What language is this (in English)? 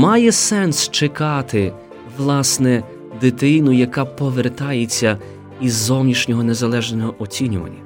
Ukrainian